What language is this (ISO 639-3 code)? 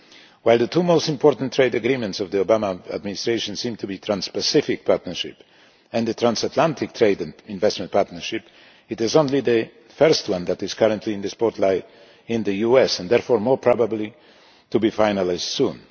eng